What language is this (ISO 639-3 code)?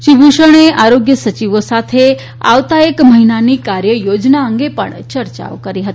guj